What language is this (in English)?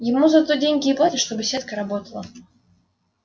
Russian